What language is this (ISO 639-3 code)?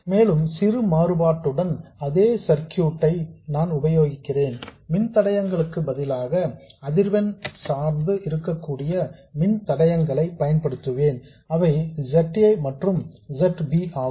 tam